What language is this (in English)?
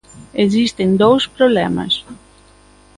Galician